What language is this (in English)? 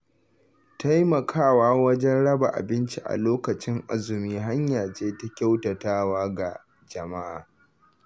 Hausa